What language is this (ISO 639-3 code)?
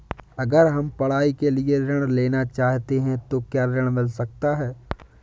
hin